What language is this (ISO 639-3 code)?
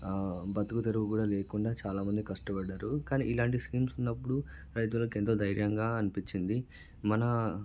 tel